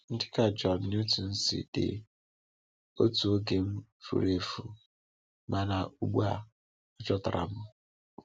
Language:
Igbo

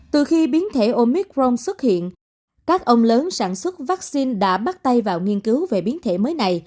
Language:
Vietnamese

